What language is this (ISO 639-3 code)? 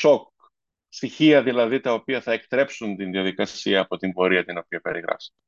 ell